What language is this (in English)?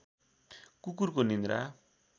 Nepali